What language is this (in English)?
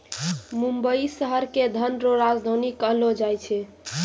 Maithili